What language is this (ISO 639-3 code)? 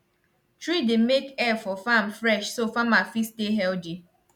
pcm